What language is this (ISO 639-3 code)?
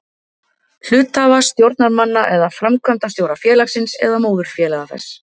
isl